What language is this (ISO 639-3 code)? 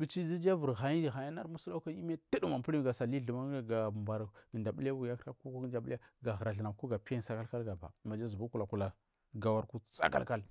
mfm